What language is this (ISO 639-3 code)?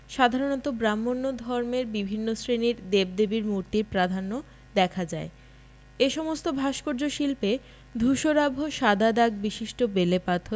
ben